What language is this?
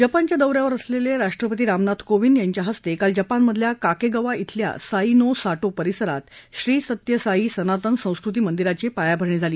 Marathi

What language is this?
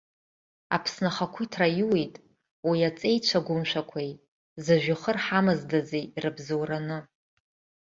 Abkhazian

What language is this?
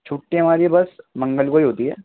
Urdu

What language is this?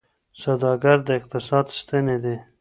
Pashto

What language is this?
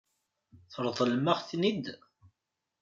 Kabyle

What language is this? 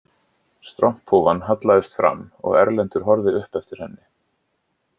Icelandic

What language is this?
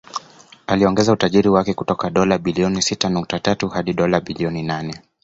Swahili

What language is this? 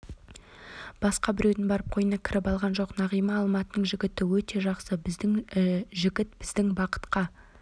Kazakh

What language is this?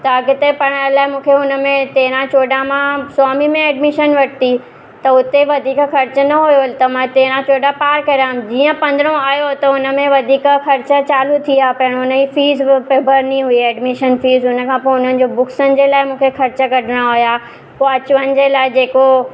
Sindhi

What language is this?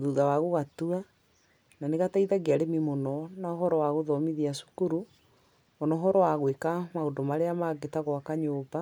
Kikuyu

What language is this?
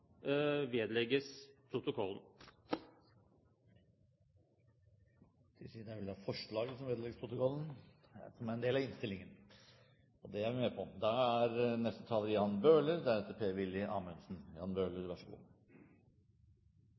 Norwegian Bokmål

